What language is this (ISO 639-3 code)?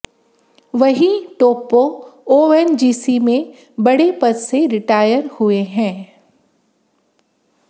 hin